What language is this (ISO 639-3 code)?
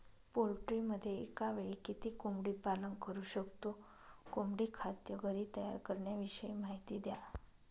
mar